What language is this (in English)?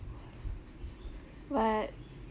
English